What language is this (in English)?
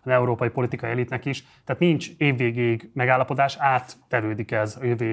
Hungarian